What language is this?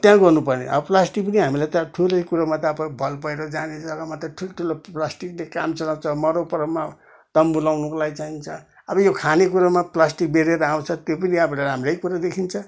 Nepali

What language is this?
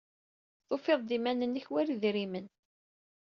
Kabyle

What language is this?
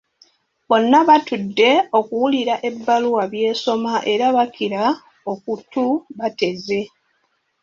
Ganda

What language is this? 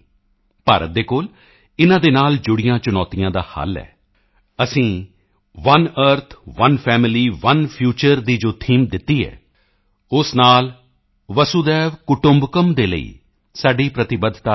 Punjabi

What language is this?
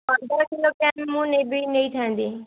Odia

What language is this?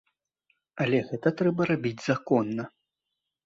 Belarusian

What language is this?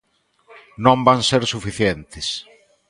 Galician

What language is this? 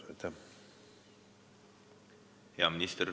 Estonian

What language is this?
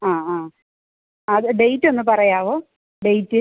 Malayalam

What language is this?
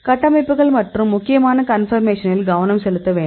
Tamil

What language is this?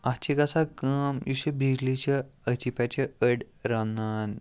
Kashmiri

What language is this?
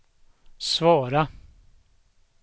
Swedish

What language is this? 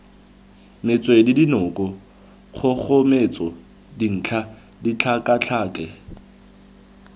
Tswana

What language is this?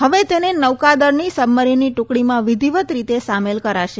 Gujarati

